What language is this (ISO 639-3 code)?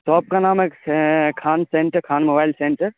urd